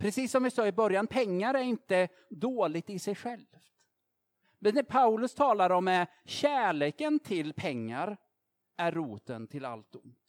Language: Swedish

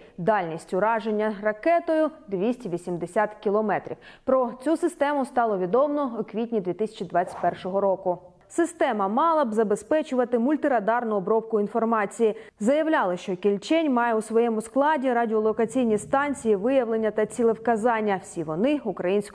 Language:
Ukrainian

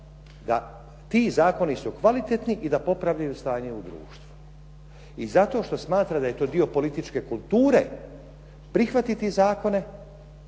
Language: Croatian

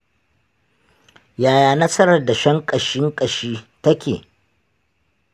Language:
Hausa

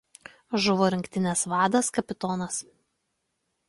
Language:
Lithuanian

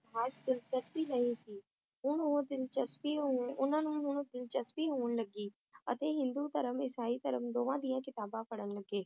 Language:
Punjabi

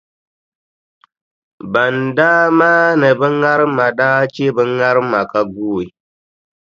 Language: Dagbani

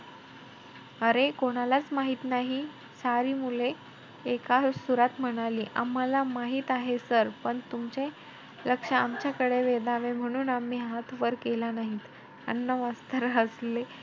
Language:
Marathi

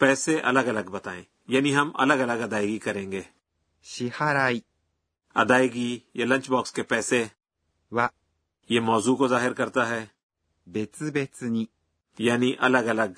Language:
Urdu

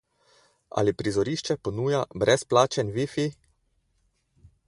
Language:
Slovenian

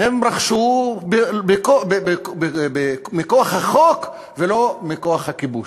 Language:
Hebrew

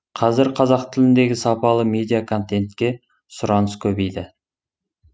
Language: Kazakh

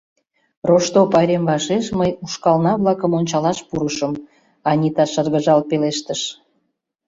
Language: Mari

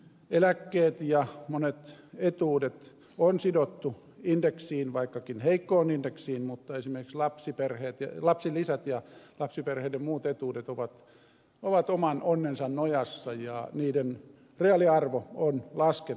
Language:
Finnish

